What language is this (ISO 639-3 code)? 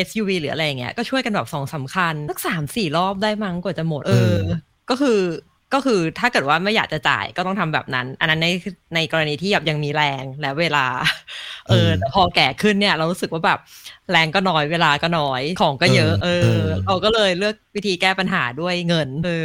tha